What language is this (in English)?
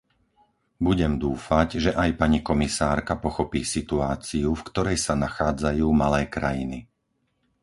Slovak